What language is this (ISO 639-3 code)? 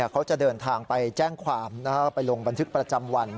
tha